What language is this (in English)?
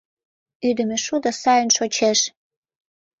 Mari